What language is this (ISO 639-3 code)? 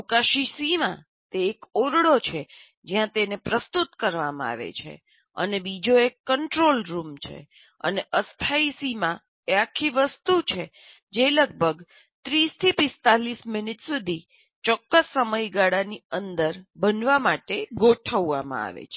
guj